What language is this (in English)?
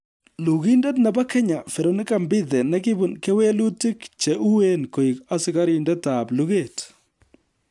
Kalenjin